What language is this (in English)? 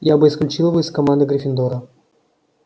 Russian